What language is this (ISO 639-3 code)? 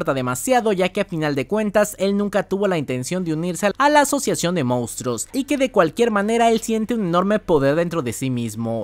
spa